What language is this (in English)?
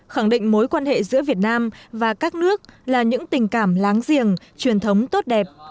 Vietnamese